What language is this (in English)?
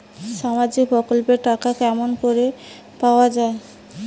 Bangla